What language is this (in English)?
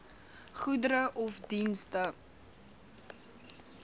Afrikaans